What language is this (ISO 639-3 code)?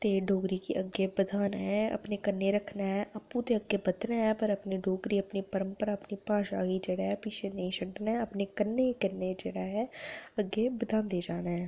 doi